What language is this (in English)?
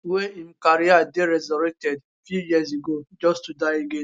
Nigerian Pidgin